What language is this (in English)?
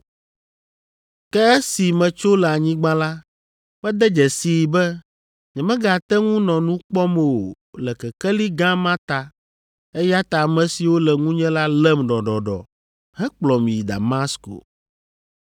Ewe